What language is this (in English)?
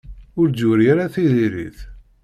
Kabyle